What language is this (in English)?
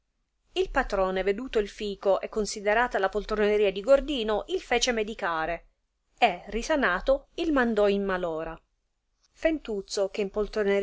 Italian